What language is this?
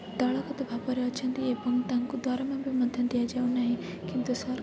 Odia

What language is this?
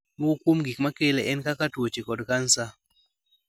Luo (Kenya and Tanzania)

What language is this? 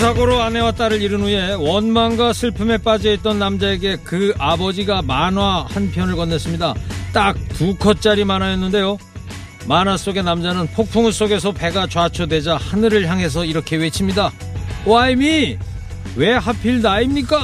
Korean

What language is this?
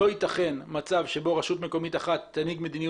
Hebrew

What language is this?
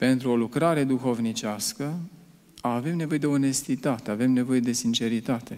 Romanian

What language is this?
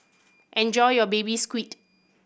English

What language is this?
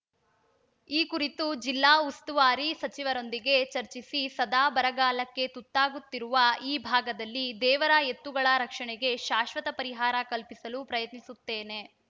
Kannada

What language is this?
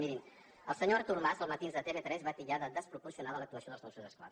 Catalan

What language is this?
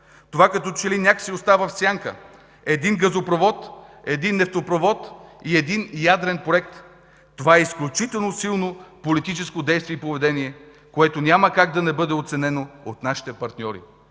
Bulgarian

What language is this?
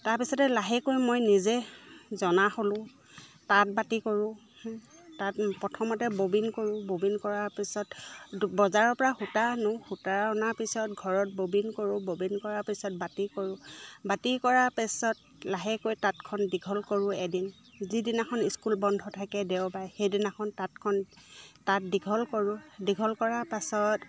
Assamese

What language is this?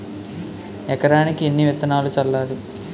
Telugu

